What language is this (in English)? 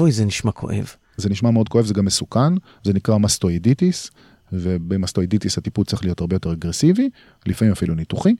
Hebrew